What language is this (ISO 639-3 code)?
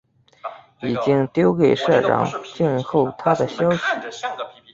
zho